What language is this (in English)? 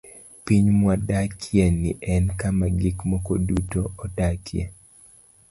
Luo (Kenya and Tanzania)